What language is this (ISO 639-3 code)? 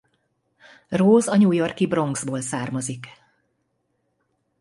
hun